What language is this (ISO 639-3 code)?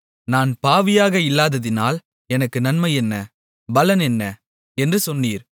tam